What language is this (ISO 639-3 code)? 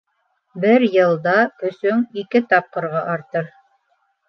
bak